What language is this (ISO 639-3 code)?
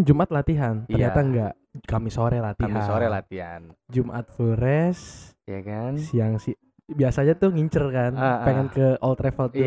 ind